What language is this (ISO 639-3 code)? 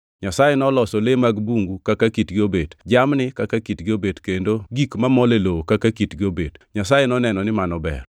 luo